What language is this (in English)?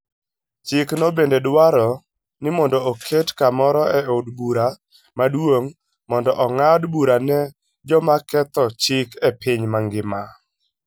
Luo (Kenya and Tanzania)